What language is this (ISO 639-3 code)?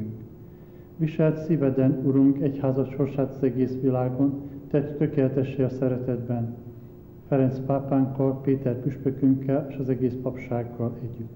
hun